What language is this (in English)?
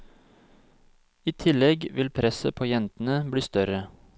Norwegian